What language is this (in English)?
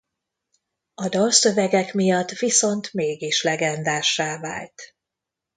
Hungarian